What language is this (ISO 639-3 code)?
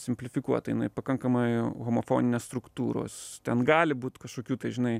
lit